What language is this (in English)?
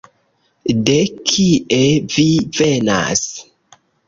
Esperanto